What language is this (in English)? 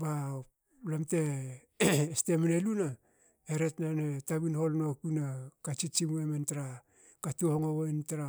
Hakö